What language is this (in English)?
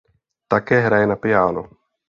Czech